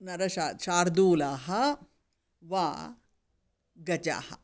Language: Sanskrit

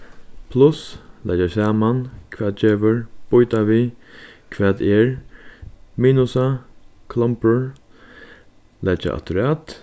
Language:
Faroese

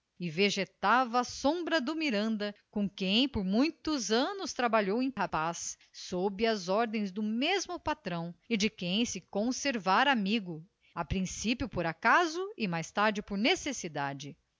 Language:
Portuguese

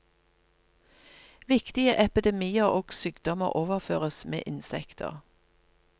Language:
Norwegian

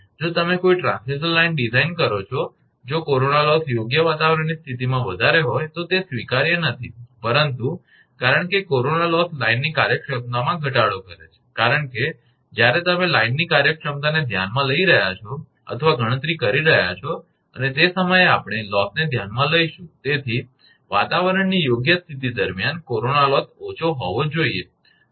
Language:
Gujarati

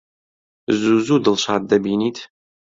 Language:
Central Kurdish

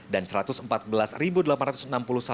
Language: Indonesian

